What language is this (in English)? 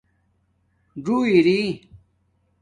Domaaki